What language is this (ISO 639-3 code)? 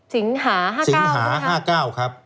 tha